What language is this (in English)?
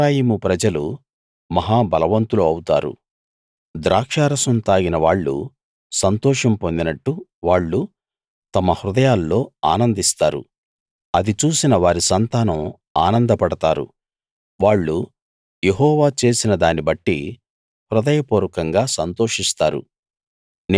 Telugu